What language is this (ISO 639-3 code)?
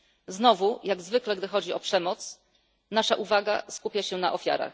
pol